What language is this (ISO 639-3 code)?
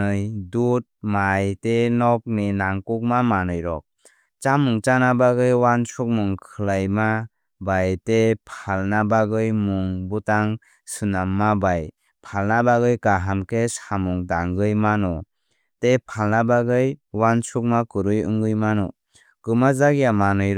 trp